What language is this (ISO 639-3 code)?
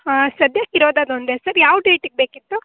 kan